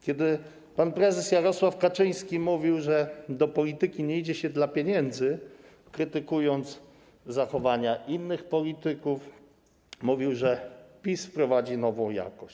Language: Polish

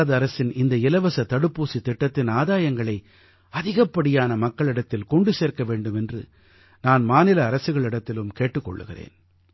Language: Tamil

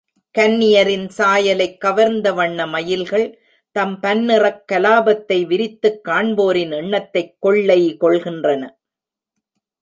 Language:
Tamil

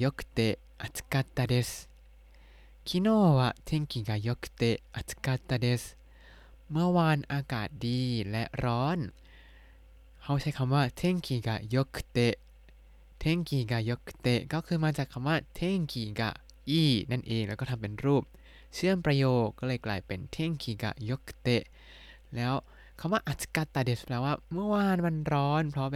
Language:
Thai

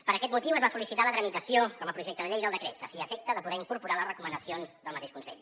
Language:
Catalan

